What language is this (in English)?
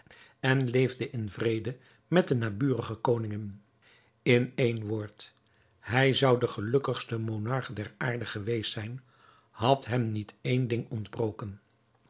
Dutch